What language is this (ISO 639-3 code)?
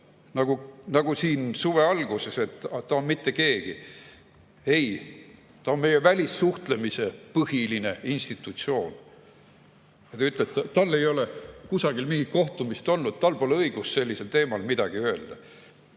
est